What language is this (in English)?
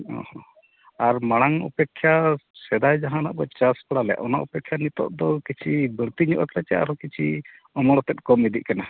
Santali